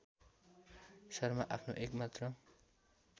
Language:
Nepali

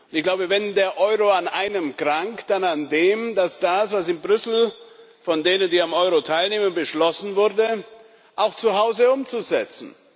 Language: German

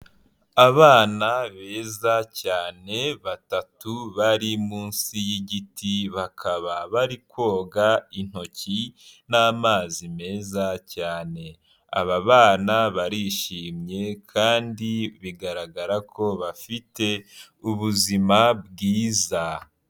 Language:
Kinyarwanda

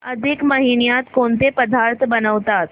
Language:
Marathi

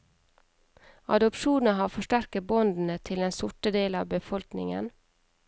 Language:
Norwegian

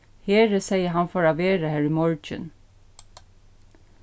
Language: Faroese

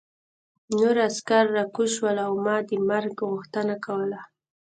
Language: Pashto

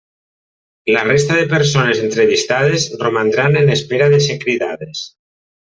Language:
Catalan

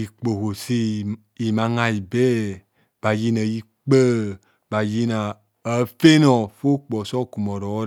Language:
Kohumono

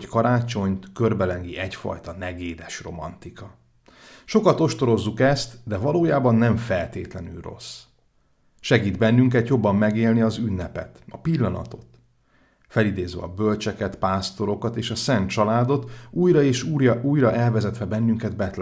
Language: Hungarian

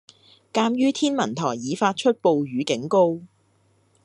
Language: Cantonese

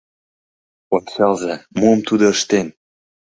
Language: Mari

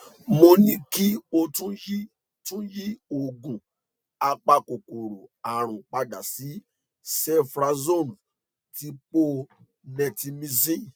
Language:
Yoruba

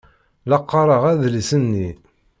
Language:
Kabyle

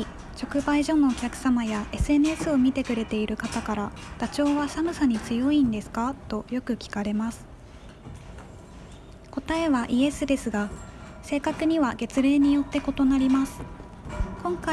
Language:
Japanese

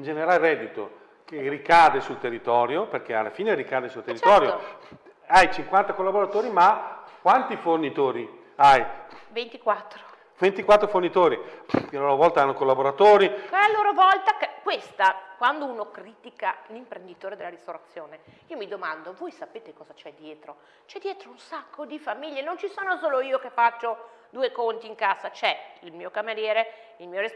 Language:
Italian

